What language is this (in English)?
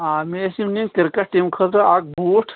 Kashmiri